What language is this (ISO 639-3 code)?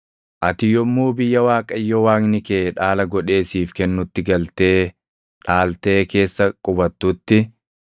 orm